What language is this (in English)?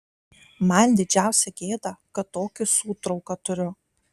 Lithuanian